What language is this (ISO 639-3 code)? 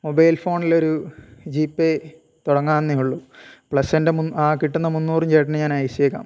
mal